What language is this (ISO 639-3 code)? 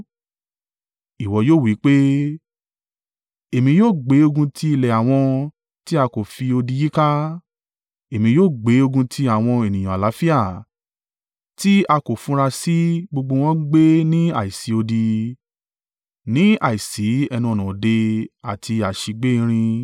yor